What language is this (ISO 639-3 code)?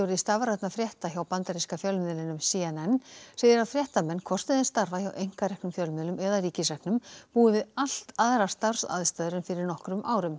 isl